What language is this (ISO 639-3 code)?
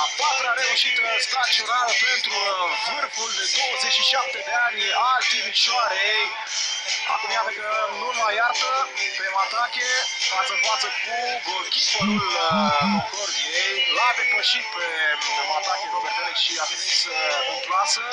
ron